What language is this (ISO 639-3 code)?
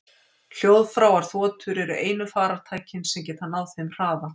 isl